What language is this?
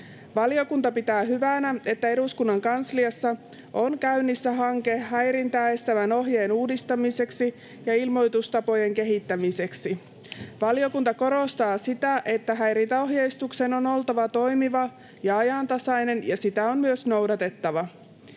Finnish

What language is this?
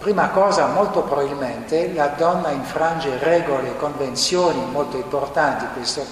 Italian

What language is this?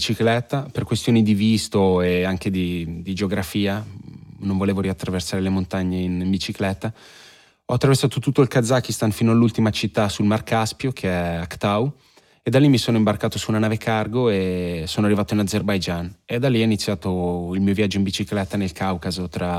Italian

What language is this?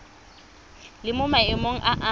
Tswana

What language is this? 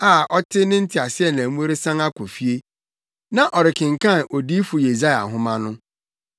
Akan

